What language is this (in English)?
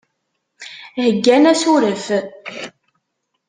Kabyle